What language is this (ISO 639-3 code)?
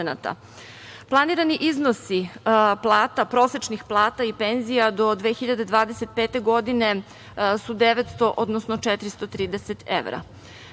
srp